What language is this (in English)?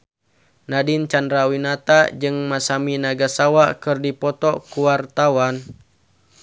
Sundanese